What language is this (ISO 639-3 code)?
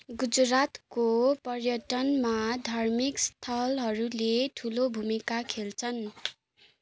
nep